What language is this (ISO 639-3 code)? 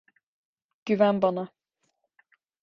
tur